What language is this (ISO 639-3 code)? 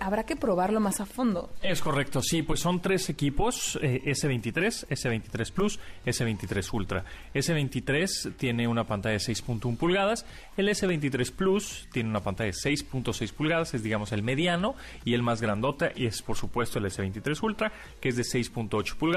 spa